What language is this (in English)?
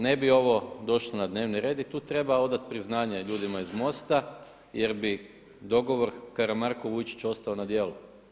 Croatian